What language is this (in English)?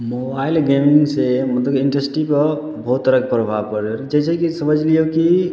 Maithili